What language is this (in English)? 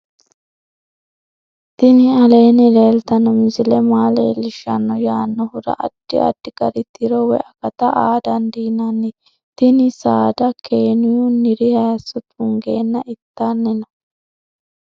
Sidamo